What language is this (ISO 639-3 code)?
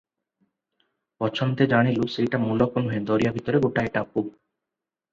ori